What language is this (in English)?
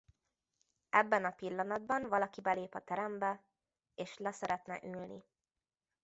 Hungarian